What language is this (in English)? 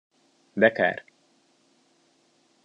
Hungarian